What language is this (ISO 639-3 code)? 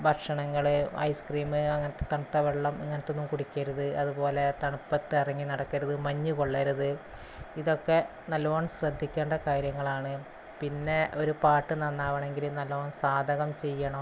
mal